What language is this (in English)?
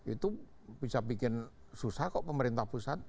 Indonesian